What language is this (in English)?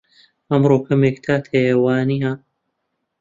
Central Kurdish